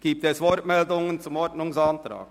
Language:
Swiss German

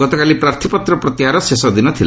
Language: Odia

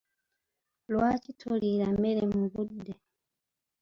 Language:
Ganda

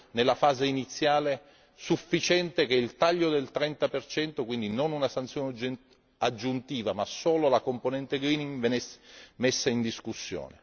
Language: Italian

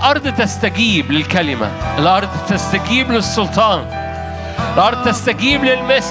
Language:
Arabic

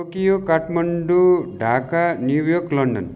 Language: Nepali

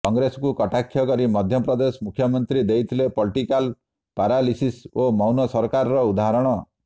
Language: Odia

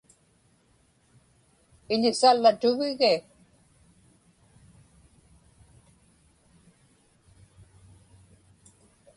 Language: Inupiaq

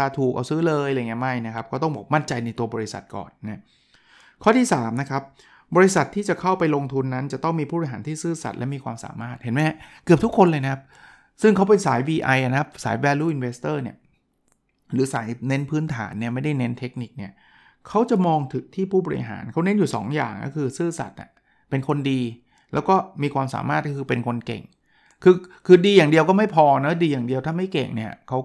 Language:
Thai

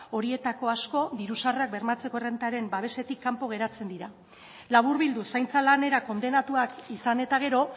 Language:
Basque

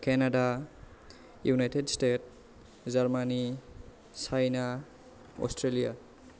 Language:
Bodo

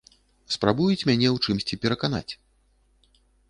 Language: Belarusian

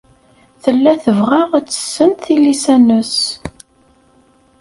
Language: Kabyle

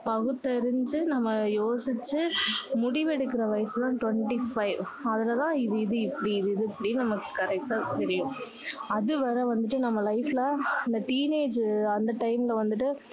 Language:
Tamil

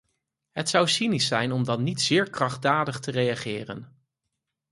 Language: Dutch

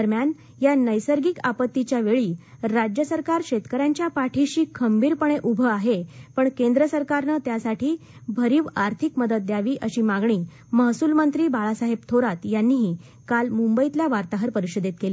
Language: Marathi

